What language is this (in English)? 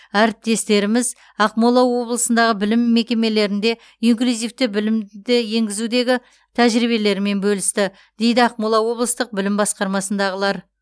Kazakh